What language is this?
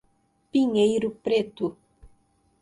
Portuguese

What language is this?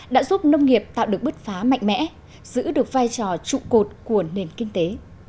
Vietnamese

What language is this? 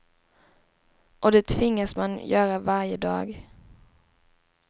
Swedish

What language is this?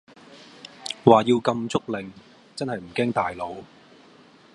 Cantonese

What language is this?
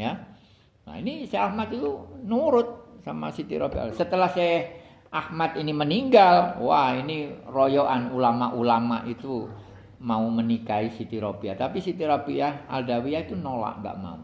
Indonesian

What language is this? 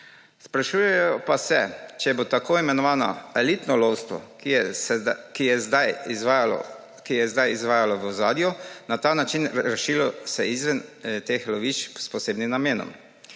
Slovenian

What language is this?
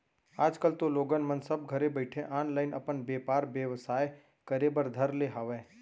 Chhattisgarhi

